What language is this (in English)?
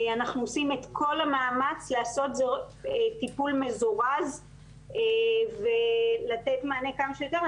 Hebrew